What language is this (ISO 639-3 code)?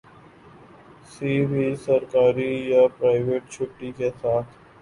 urd